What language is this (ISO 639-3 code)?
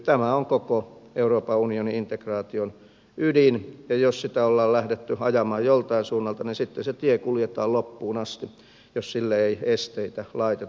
fin